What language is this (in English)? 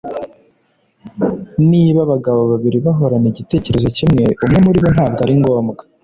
Kinyarwanda